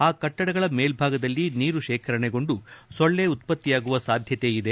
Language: Kannada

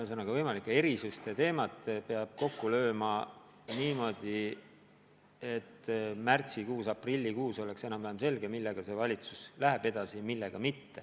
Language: Estonian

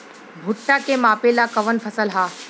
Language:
Bhojpuri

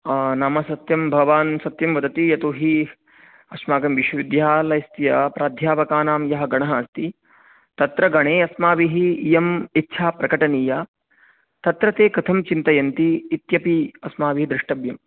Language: Sanskrit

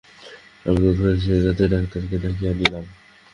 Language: Bangla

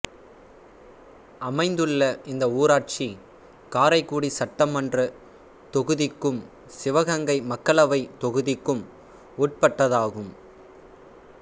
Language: Tamil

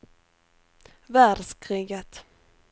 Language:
Swedish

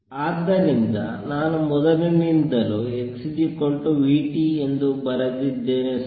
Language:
Kannada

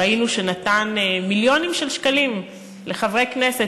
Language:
Hebrew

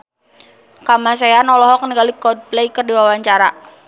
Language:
Sundanese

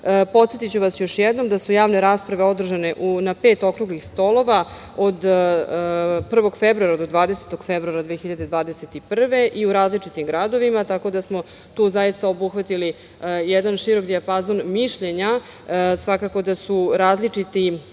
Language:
Serbian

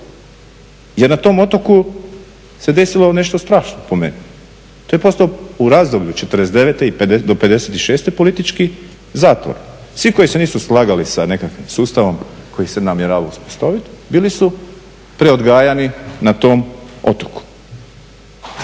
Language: Croatian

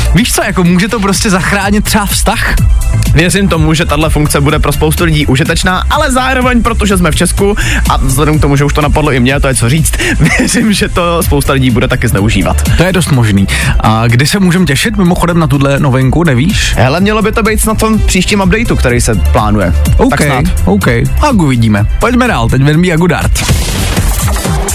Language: Czech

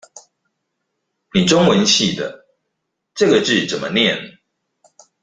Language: Chinese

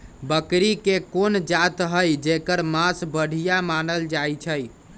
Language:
Magahi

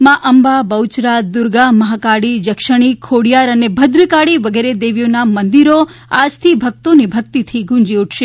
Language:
Gujarati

